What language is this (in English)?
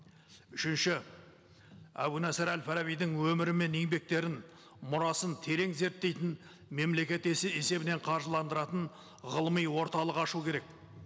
Kazakh